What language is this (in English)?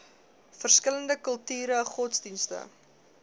Afrikaans